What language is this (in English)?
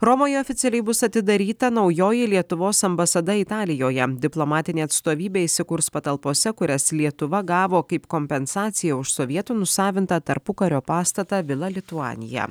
Lithuanian